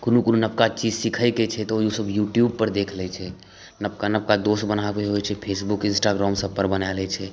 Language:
Maithili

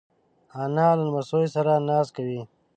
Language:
Pashto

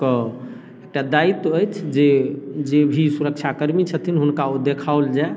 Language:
Maithili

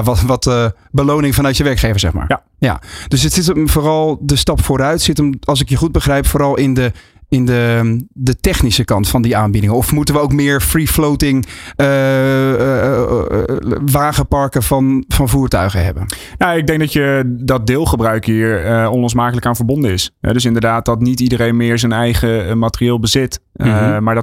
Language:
Dutch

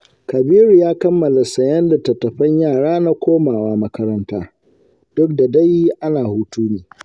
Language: Hausa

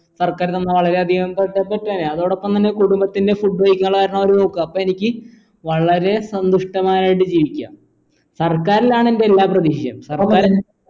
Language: Malayalam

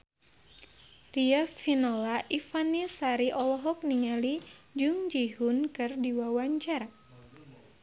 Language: Sundanese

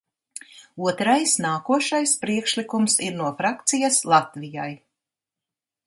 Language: Latvian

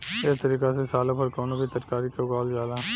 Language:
Bhojpuri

